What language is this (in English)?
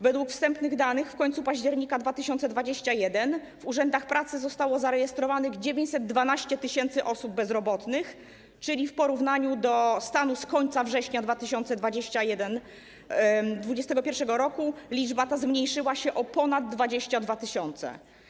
Polish